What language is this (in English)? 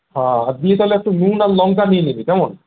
Bangla